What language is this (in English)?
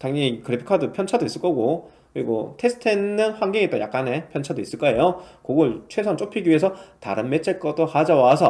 Korean